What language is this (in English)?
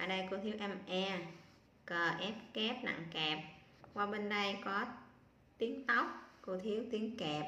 Vietnamese